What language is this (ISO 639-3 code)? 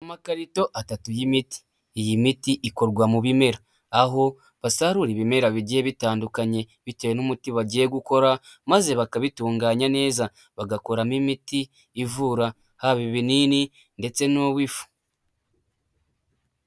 kin